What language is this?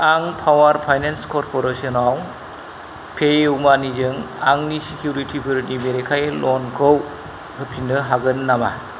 Bodo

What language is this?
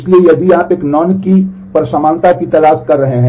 Hindi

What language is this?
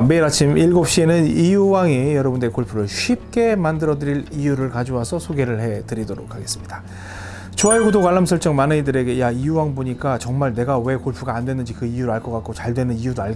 Korean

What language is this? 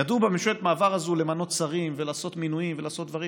Hebrew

